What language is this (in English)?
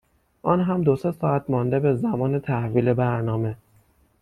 Persian